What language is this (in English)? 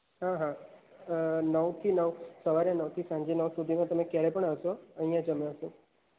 Gujarati